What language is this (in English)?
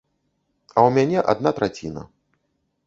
Belarusian